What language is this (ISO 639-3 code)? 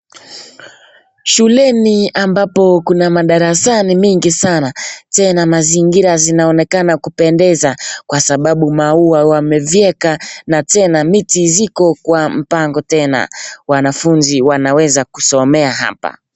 swa